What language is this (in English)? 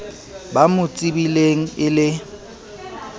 Southern Sotho